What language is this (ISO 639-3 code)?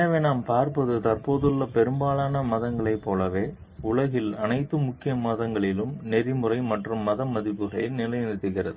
tam